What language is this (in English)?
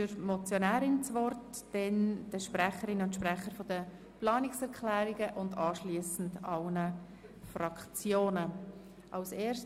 Swiss German